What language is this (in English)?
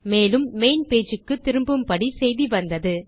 Tamil